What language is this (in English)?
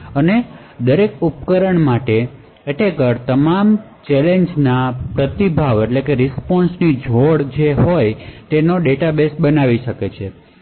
Gujarati